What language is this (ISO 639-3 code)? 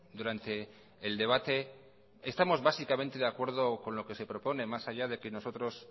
spa